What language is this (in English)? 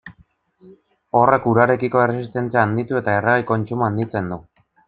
Basque